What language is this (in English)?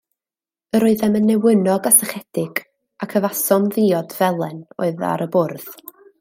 Welsh